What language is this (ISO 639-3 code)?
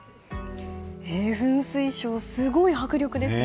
jpn